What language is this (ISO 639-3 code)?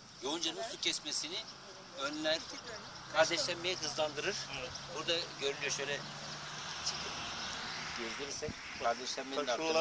tur